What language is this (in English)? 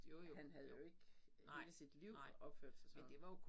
Danish